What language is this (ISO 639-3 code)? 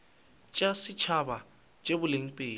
nso